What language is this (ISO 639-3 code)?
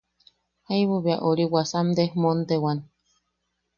yaq